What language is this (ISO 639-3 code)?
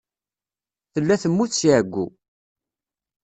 kab